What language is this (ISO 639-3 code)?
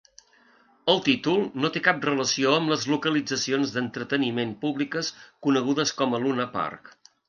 cat